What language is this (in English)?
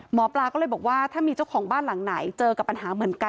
Thai